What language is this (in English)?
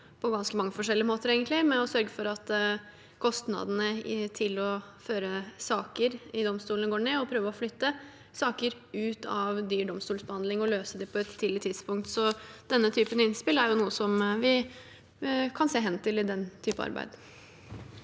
Norwegian